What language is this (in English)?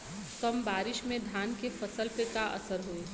Bhojpuri